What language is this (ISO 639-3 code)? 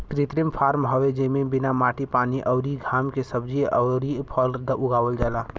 bho